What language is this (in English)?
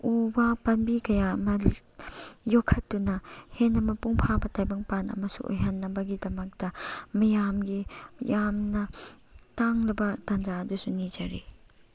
Manipuri